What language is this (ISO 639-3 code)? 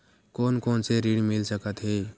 hne